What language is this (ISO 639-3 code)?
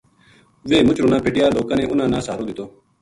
gju